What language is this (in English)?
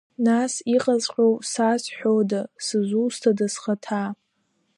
Abkhazian